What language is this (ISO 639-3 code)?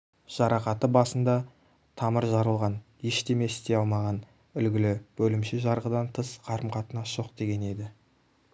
kaz